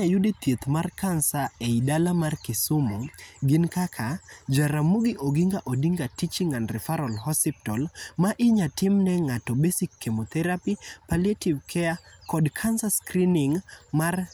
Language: Luo (Kenya and Tanzania)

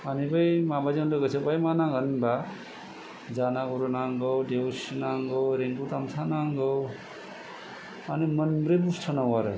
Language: Bodo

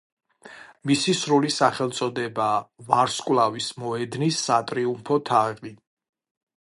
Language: Georgian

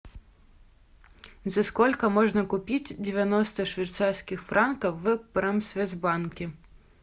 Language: Russian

